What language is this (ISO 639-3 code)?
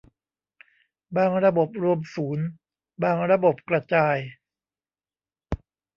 tha